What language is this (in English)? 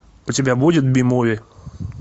Russian